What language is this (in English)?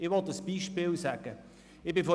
Swiss German